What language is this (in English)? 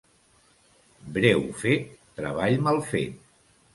Catalan